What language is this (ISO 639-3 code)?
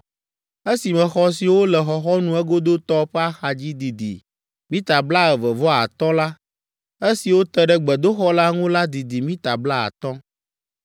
ewe